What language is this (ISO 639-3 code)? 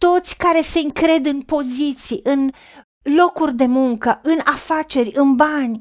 ron